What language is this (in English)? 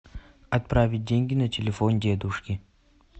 Russian